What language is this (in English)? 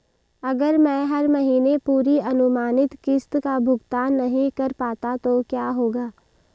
Hindi